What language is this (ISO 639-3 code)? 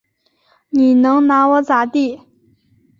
zho